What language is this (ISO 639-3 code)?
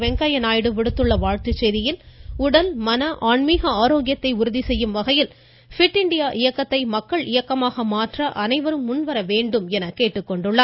tam